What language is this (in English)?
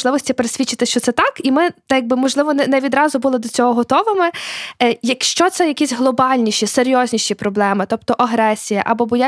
Ukrainian